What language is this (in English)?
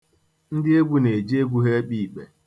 Igbo